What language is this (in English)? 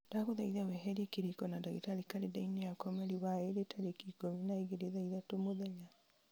Kikuyu